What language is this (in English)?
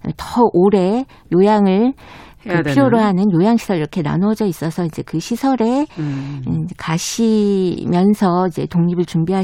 Korean